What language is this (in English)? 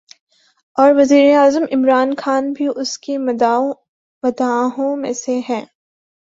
Urdu